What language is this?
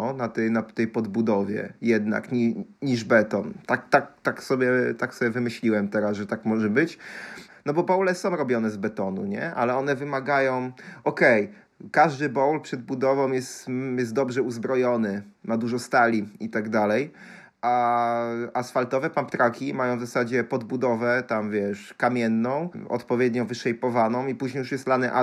Polish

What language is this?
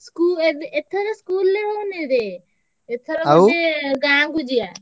Odia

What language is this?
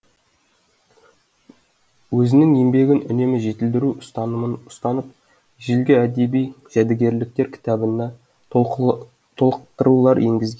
Kazakh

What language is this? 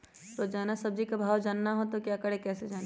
Magahi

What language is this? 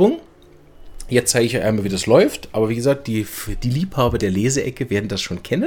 German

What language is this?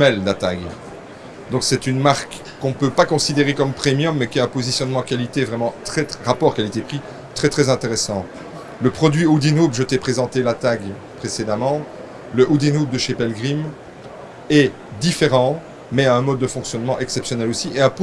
French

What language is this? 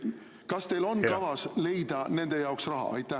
Estonian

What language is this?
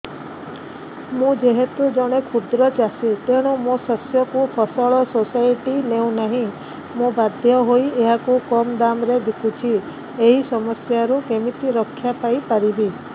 Odia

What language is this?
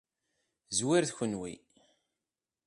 Kabyle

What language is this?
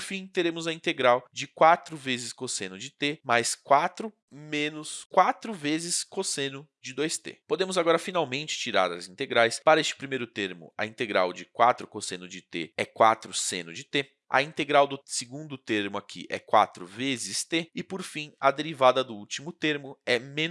Portuguese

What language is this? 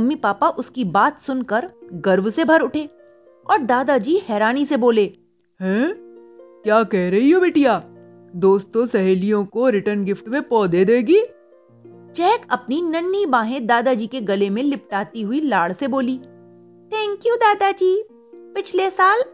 Hindi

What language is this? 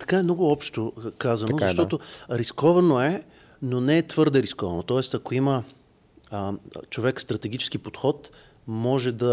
Bulgarian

